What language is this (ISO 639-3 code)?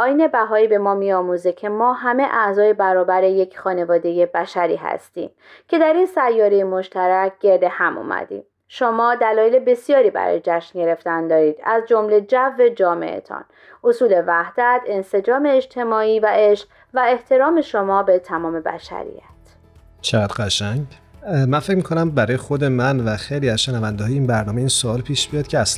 fas